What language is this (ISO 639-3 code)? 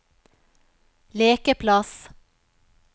nor